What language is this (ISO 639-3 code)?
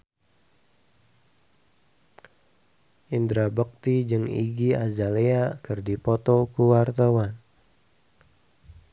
sun